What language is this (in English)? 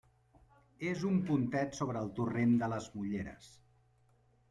Catalan